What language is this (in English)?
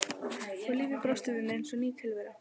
Icelandic